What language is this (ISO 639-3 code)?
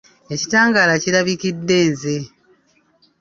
lug